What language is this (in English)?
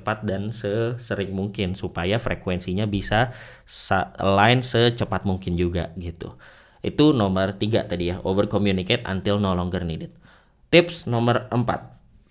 Indonesian